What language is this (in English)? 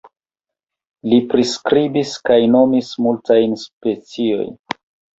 Esperanto